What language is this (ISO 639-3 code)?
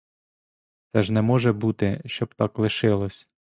ukr